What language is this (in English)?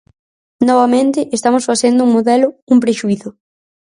Galician